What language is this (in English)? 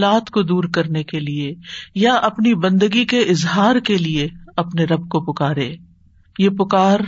Urdu